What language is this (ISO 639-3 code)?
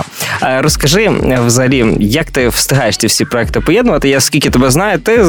ukr